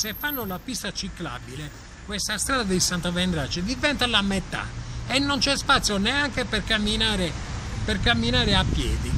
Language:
Italian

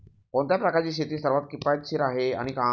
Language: Marathi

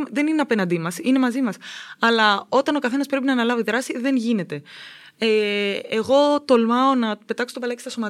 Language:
Greek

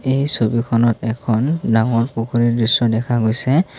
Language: Assamese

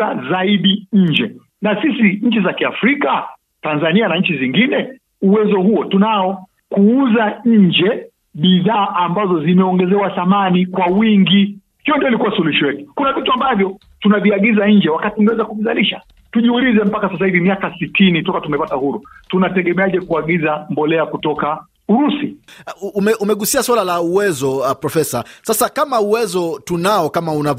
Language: Swahili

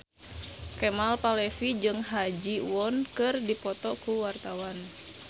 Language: Sundanese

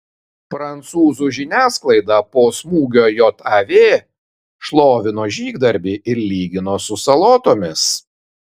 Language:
Lithuanian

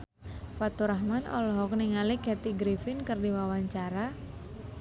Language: Sundanese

